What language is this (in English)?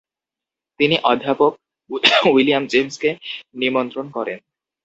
Bangla